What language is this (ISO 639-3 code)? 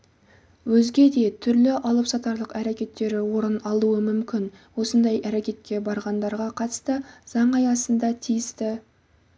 kaz